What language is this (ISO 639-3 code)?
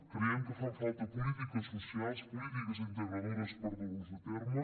cat